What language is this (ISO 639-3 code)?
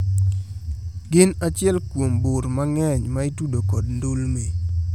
luo